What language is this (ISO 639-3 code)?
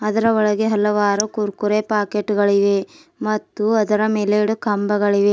kan